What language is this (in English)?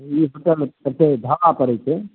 Maithili